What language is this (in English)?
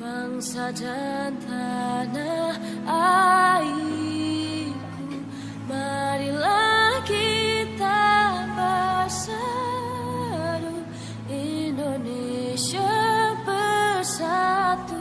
Indonesian